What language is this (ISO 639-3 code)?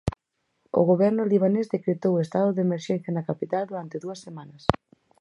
glg